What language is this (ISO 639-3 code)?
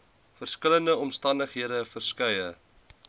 afr